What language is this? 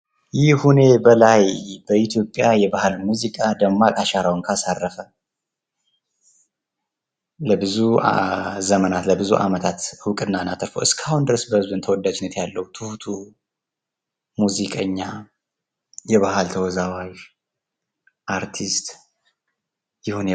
Amharic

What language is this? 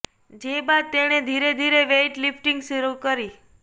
Gujarati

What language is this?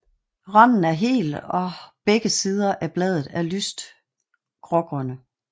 Danish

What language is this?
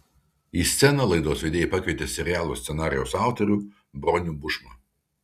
Lithuanian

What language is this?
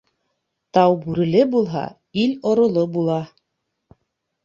Bashkir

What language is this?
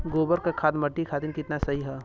Bhojpuri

